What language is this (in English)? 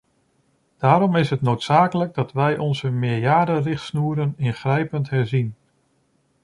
Dutch